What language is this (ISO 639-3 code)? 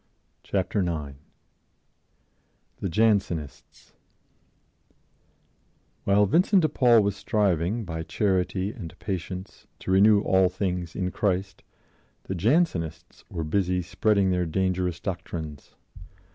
eng